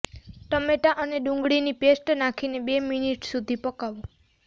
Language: Gujarati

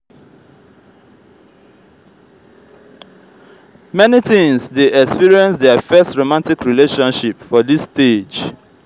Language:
Nigerian Pidgin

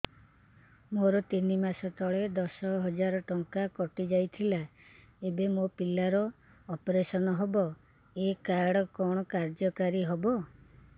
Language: Odia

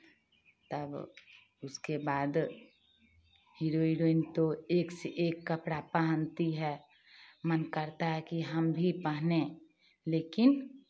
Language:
Hindi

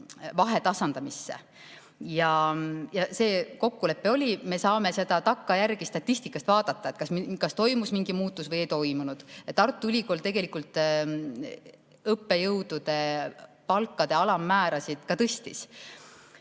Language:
Estonian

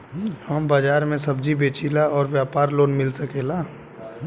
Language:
Bhojpuri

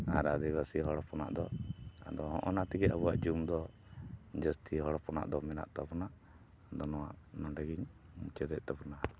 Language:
Santali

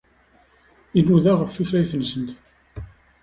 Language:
Kabyle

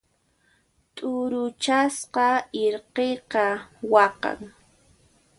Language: Puno Quechua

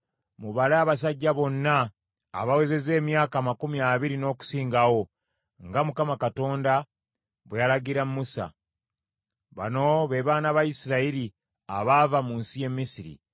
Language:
Ganda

